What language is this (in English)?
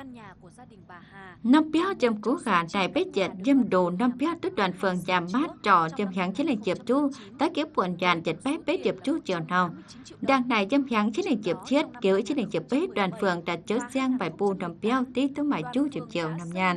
Vietnamese